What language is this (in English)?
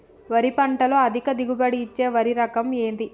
Telugu